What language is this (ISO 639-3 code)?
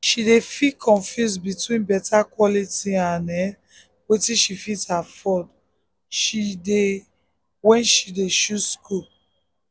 pcm